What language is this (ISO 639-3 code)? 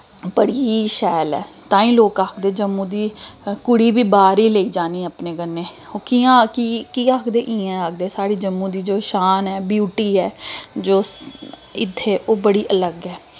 doi